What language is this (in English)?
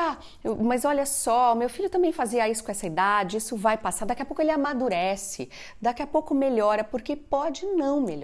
Portuguese